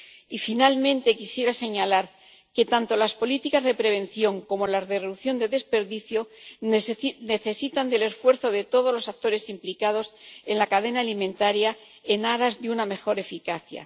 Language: Spanish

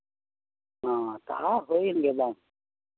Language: Santali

